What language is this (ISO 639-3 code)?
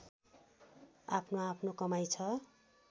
nep